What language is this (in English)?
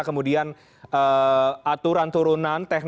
Indonesian